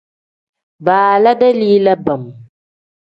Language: Tem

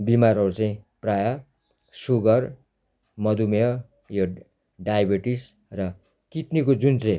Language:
Nepali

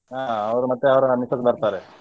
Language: Kannada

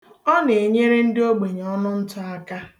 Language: Igbo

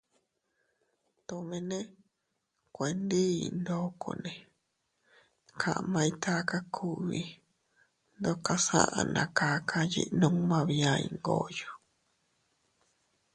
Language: Teutila Cuicatec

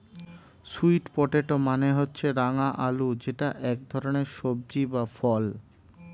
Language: Bangla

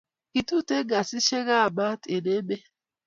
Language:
Kalenjin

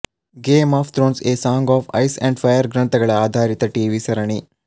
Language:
Kannada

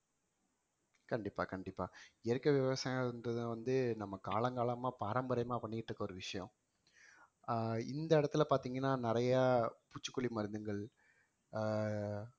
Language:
Tamil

